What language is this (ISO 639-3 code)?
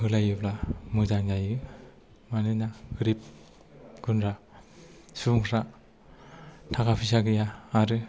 brx